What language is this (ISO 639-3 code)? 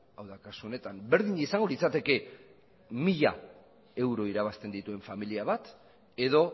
eus